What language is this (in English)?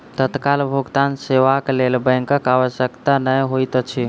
Maithili